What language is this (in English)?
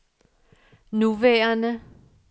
Danish